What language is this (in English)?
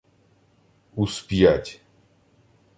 Ukrainian